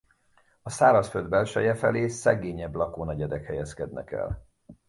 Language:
Hungarian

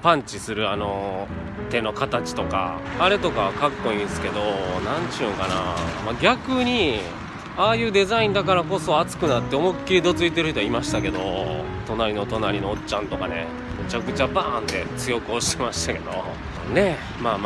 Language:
Japanese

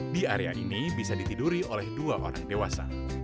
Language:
Indonesian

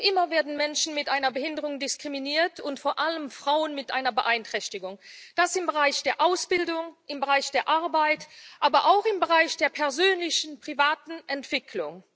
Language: German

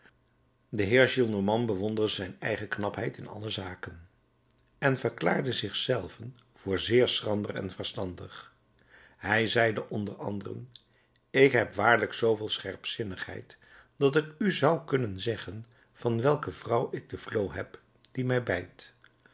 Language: Dutch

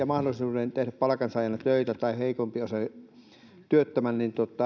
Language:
Finnish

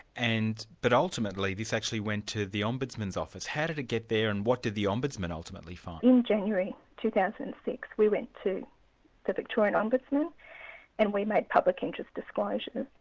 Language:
English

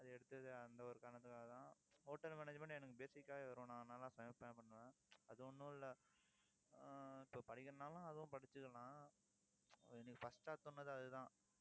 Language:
Tamil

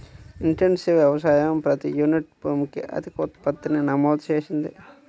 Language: Telugu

